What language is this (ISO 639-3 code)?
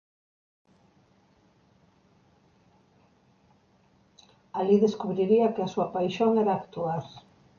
glg